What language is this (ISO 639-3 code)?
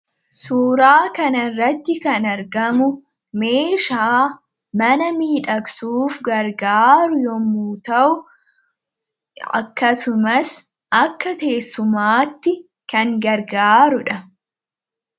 orm